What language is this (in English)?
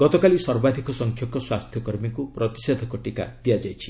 Odia